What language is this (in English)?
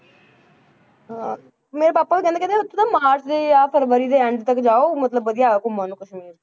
Punjabi